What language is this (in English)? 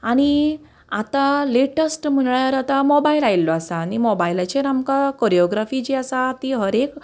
Konkani